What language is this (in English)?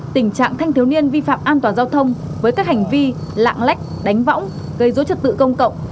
Vietnamese